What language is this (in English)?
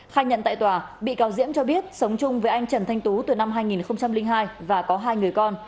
Vietnamese